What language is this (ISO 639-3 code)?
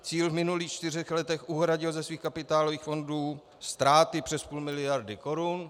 ces